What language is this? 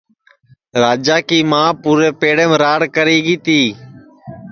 Sansi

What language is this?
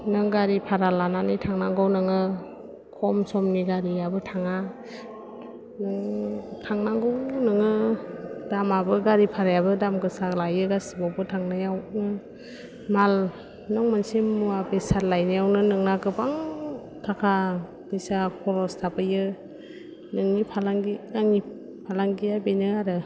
Bodo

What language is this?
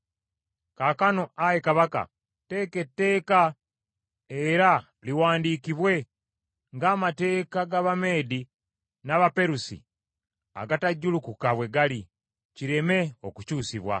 Ganda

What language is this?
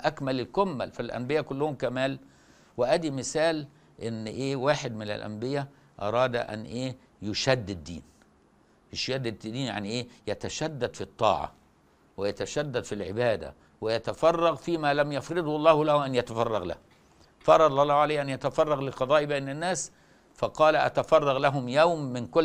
Arabic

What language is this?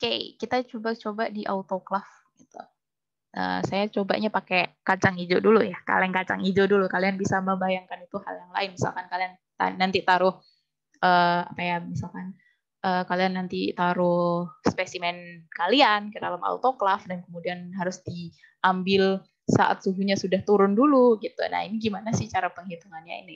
Indonesian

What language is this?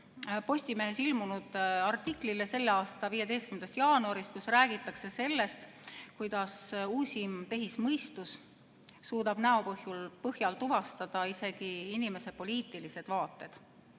Estonian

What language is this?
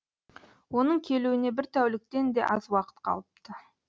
Kazakh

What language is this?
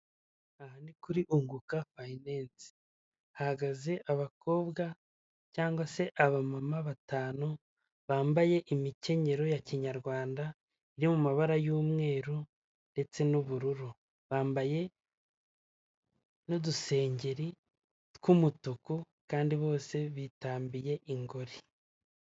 Kinyarwanda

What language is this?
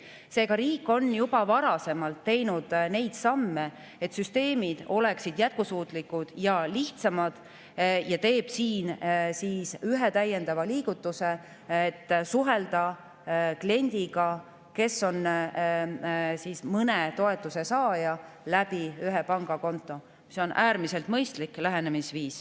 Estonian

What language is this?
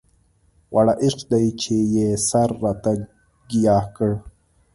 Pashto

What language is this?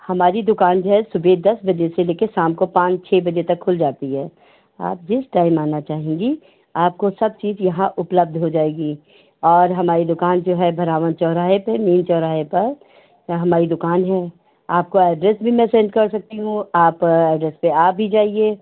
Hindi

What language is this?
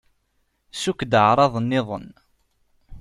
Kabyle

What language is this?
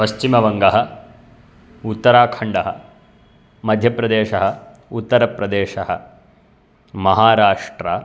Sanskrit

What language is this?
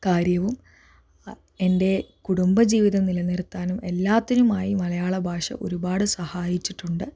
Malayalam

